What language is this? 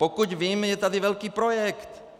Czech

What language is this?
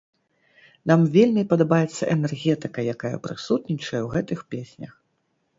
Belarusian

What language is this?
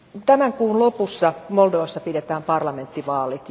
Finnish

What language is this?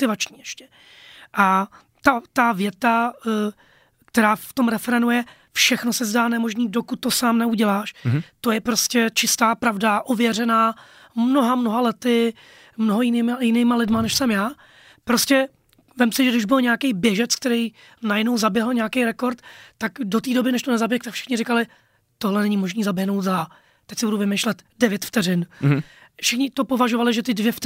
Czech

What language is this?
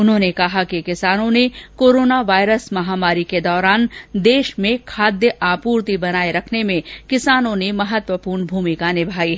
Hindi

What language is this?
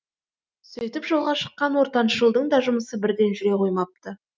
Kazakh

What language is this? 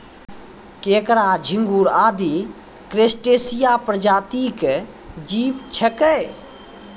Maithili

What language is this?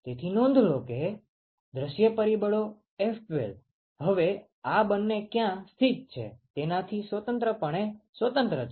Gujarati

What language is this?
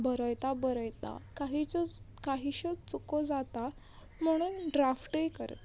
Konkani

